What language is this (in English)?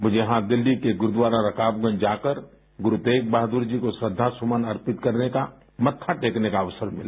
Hindi